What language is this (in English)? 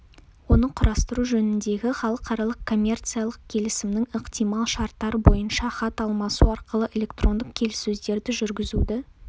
Kazakh